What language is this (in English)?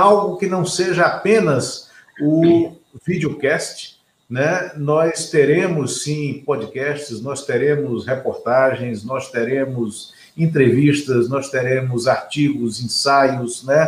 Portuguese